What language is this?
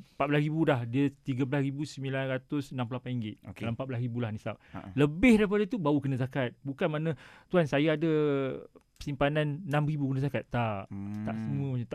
Malay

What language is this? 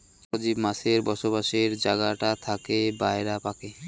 Bangla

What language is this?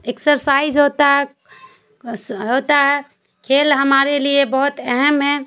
Urdu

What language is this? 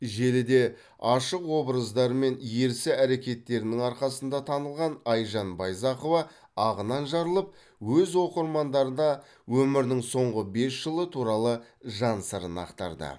Kazakh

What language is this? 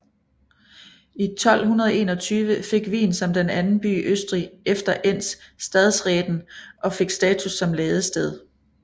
Danish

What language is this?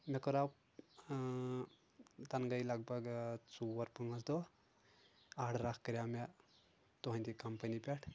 Kashmiri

